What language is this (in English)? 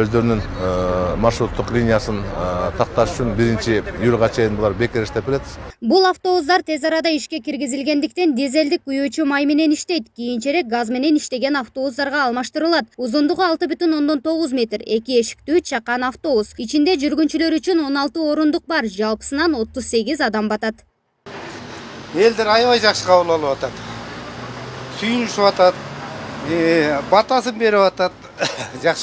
Turkish